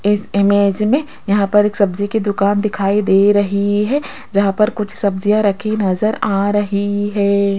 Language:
Hindi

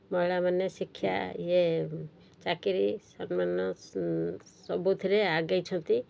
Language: Odia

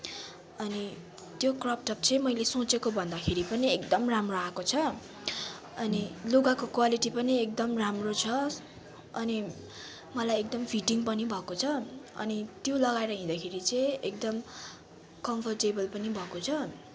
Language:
Nepali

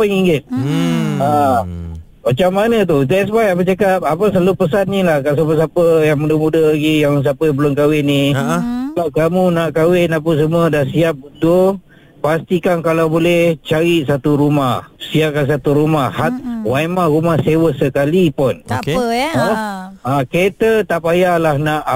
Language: Malay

